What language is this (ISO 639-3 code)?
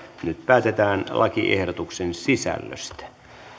fin